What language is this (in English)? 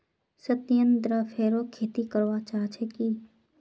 Magahi